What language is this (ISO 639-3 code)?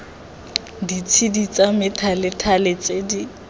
tsn